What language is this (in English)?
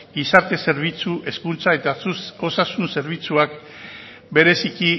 Basque